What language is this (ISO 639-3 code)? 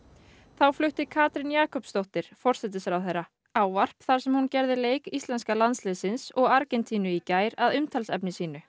isl